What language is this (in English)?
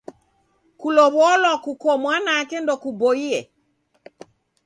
Taita